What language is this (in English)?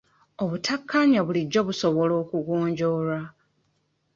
Ganda